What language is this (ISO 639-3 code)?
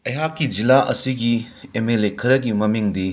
mni